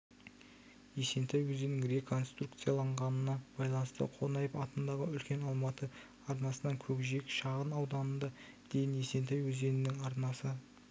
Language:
Kazakh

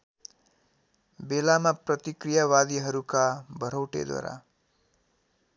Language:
Nepali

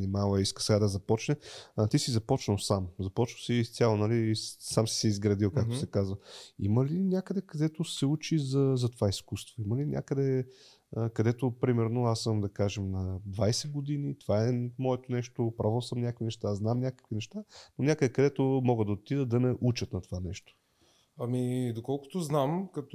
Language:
Bulgarian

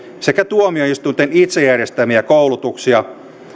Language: Finnish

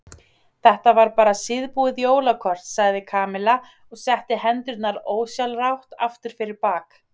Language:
Icelandic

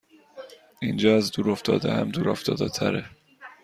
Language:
Persian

